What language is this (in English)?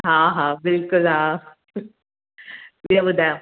Sindhi